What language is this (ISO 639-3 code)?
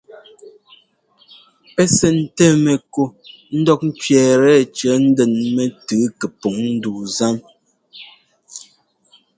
jgo